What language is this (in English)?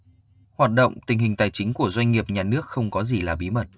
Vietnamese